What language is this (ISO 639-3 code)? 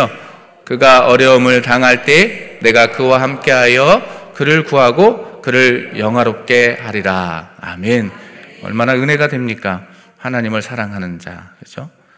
kor